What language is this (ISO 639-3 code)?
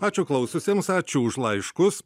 lit